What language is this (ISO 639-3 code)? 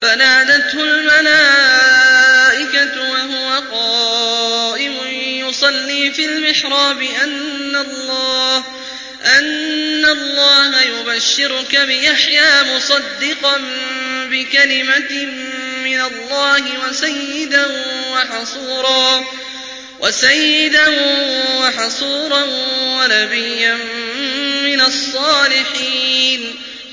ara